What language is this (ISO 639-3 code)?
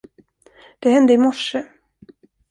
swe